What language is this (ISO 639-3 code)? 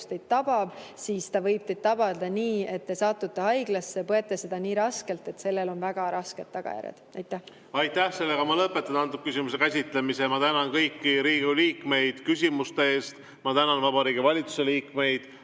est